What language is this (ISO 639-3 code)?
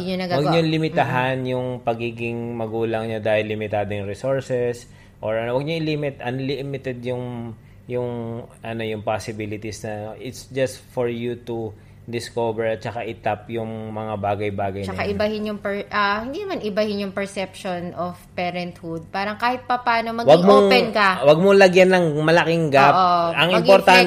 fil